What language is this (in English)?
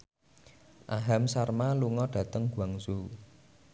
Javanese